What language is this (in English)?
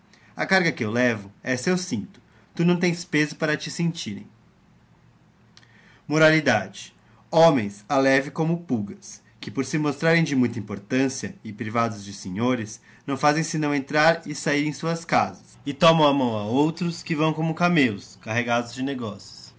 Portuguese